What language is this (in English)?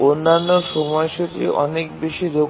Bangla